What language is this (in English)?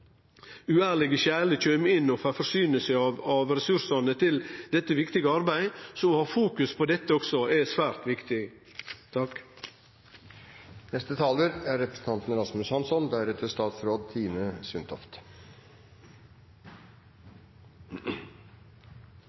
Norwegian Nynorsk